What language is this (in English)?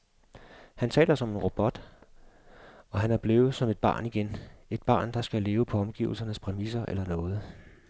Danish